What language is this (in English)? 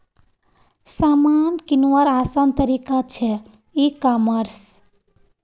Magahi